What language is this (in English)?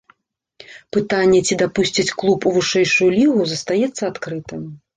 Belarusian